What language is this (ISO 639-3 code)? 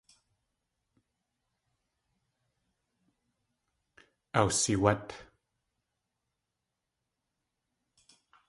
tli